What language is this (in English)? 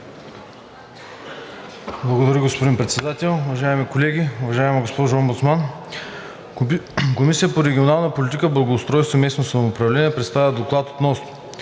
Bulgarian